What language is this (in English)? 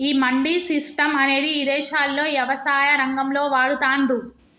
Telugu